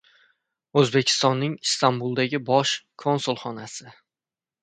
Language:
Uzbek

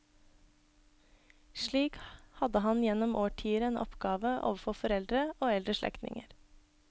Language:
Norwegian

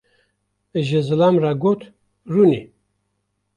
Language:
Kurdish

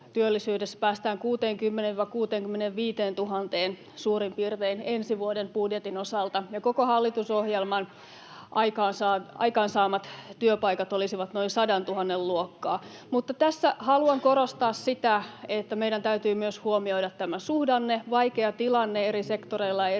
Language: Finnish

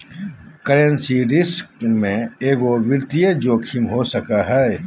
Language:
Magahi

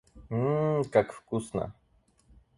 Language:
Russian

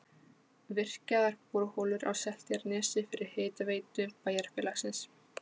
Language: Icelandic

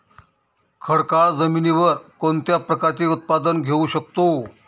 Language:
Marathi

